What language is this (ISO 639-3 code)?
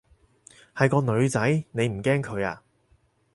yue